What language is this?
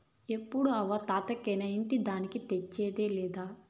Telugu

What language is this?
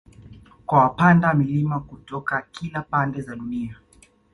Swahili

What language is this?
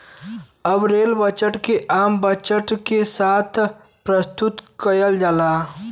Bhojpuri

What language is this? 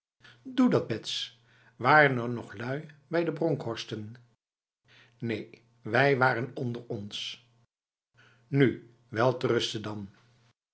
Dutch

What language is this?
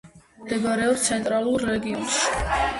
Georgian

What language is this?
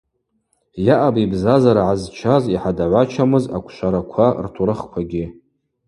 Abaza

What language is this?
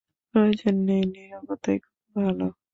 Bangla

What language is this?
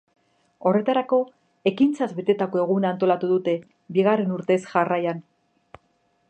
Basque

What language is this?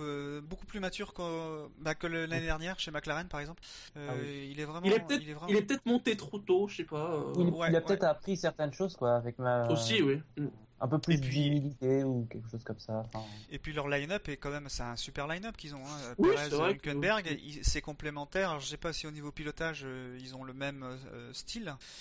French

